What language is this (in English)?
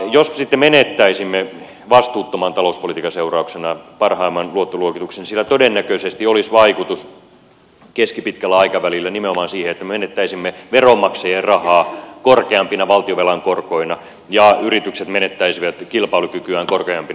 Finnish